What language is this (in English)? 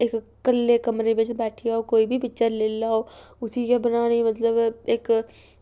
Dogri